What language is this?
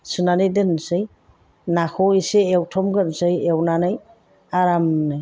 Bodo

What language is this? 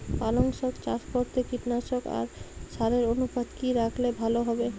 Bangla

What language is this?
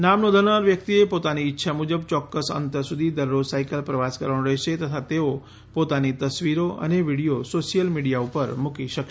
Gujarati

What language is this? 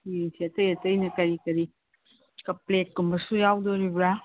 Manipuri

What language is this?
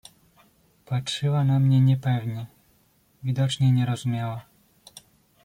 Polish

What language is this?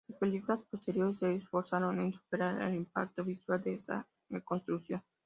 Spanish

